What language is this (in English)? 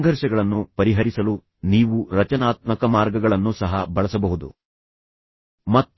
Kannada